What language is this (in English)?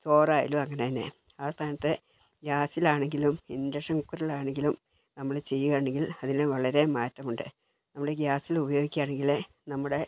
Malayalam